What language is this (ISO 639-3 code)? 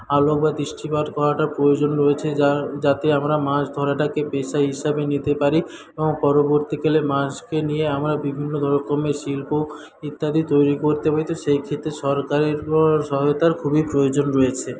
ben